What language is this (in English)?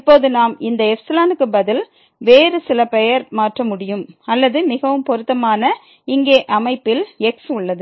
Tamil